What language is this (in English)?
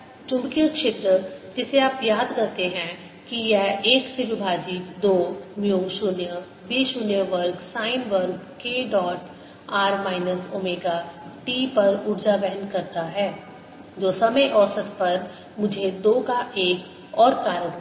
Hindi